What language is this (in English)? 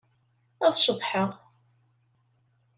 Kabyle